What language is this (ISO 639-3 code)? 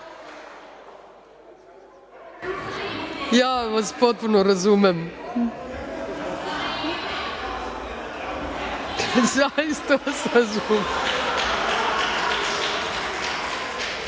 srp